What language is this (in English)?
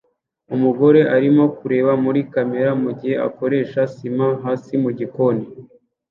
Kinyarwanda